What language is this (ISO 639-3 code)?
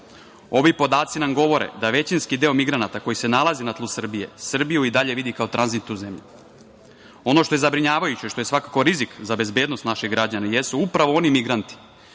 srp